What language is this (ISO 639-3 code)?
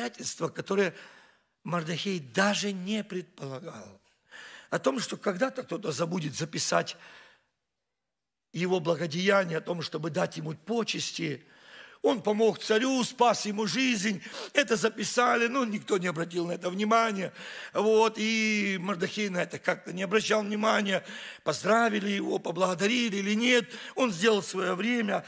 rus